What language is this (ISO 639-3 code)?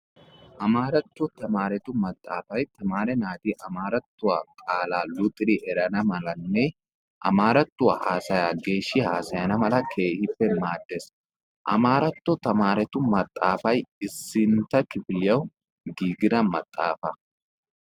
wal